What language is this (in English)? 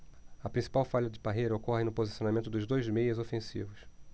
Portuguese